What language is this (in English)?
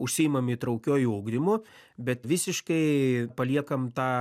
Lithuanian